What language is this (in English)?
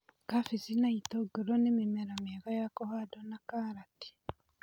Kikuyu